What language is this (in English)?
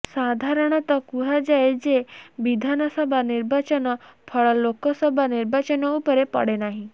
Odia